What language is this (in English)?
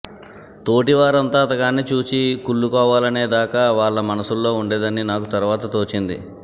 Telugu